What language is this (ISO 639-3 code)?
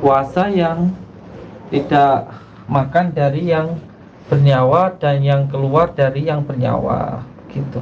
ind